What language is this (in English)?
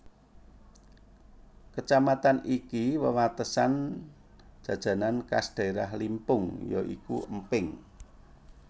Javanese